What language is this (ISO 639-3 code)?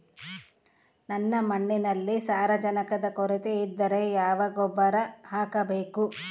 kan